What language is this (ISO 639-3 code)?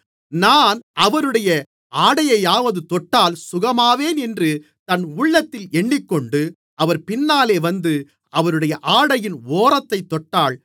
tam